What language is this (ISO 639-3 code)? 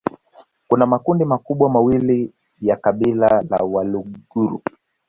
swa